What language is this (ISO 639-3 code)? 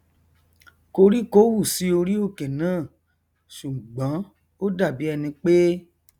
yor